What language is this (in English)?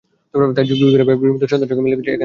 Bangla